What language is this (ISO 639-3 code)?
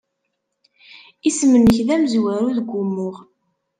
kab